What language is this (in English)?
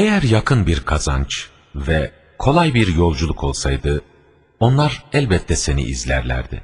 Turkish